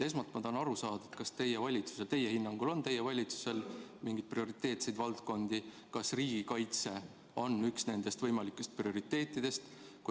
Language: Estonian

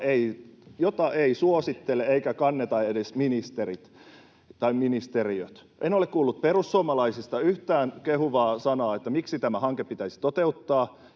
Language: Finnish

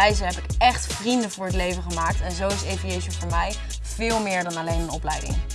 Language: Dutch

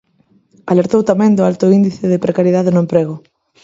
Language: Galician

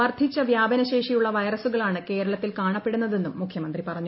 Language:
Malayalam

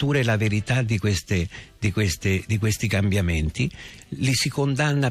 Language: Italian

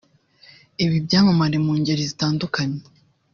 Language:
Kinyarwanda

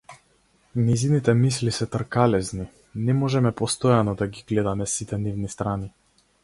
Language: Macedonian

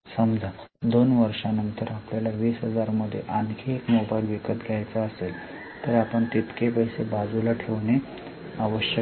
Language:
Marathi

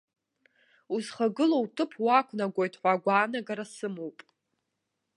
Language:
Abkhazian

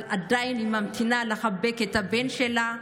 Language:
Hebrew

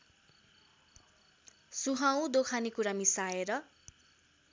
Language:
Nepali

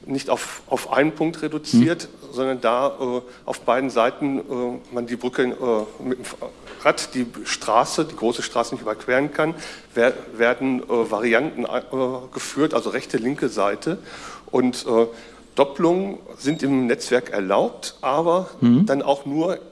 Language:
German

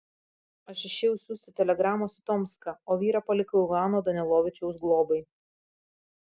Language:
Lithuanian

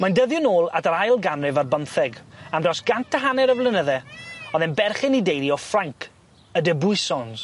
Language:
Welsh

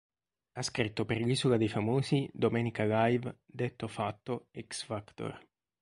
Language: Italian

